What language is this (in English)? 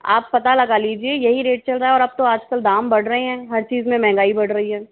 Hindi